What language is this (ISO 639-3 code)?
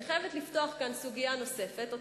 heb